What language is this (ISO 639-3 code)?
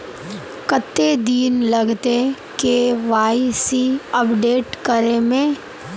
mag